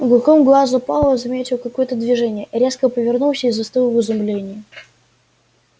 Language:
Russian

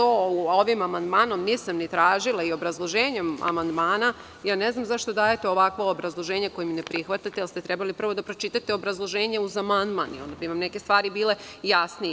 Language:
Serbian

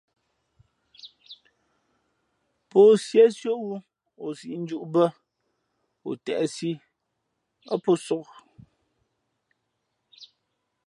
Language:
Fe'fe'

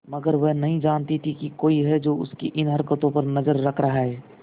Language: Hindi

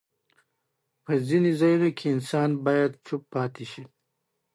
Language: Pashto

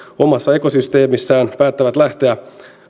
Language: Finnish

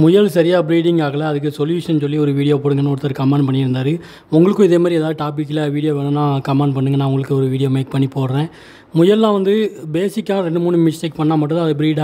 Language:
Korean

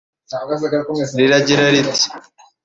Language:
Kinyarwanda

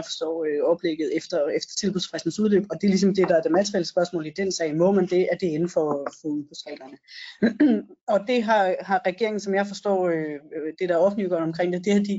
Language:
Danish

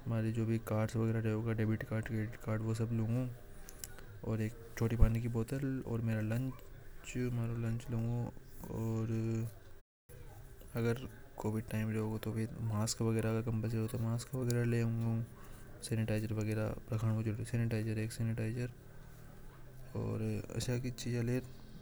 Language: Hadothi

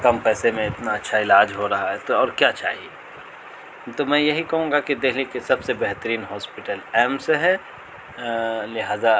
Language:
Urdu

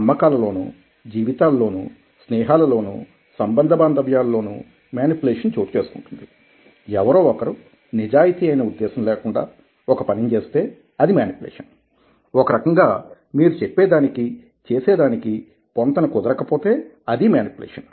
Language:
Telugu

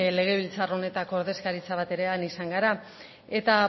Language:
Basque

